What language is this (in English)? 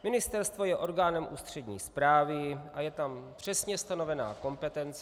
Czech